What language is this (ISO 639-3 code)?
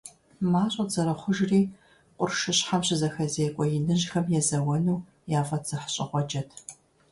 kbd